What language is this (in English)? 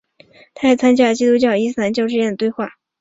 Chinese